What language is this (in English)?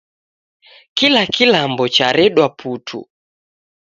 Taita